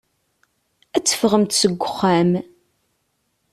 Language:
Kabyle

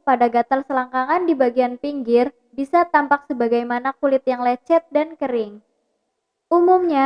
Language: Indonesian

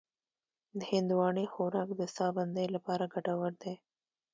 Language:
Pashto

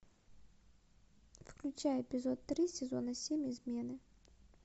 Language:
Russian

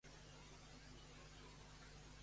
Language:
Catalan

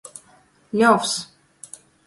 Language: Latgalian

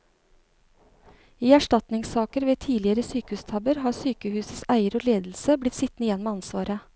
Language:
Norwegian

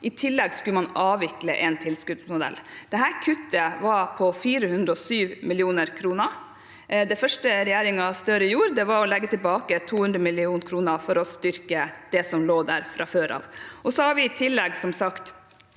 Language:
Norwegian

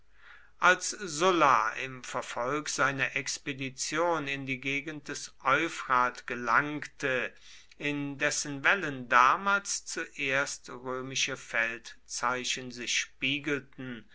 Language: German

